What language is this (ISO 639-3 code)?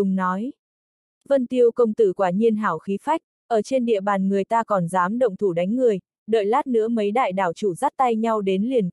vie